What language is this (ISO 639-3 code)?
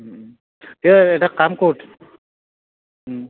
asm